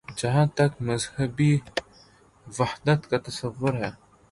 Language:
Urdu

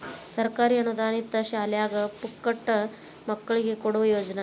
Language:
Kannada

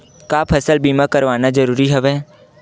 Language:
Chhattisgarhi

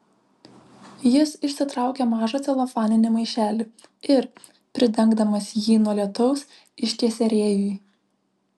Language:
Lithuanian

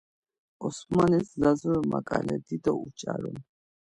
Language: Laz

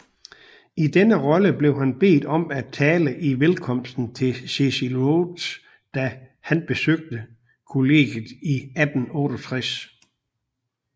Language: Danish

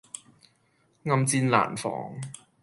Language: Cantonese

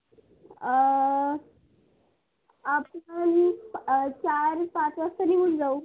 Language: Marathi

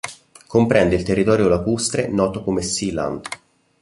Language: Italian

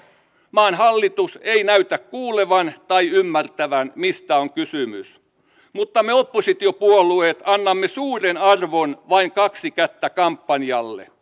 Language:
Finnish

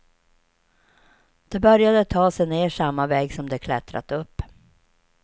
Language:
Swedish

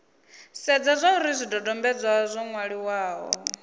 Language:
Venda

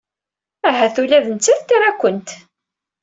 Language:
Kabyle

